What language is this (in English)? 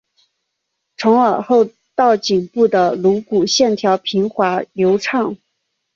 Chinese